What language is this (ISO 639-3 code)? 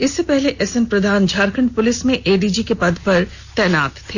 hin